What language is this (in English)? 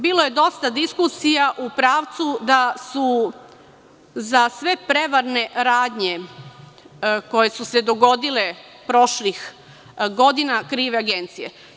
Serbian